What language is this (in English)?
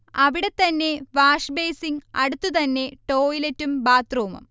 Malayalam